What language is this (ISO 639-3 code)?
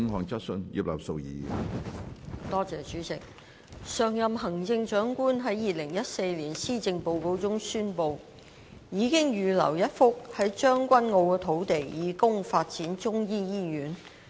yue